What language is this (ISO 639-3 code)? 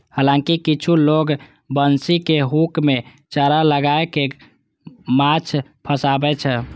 mai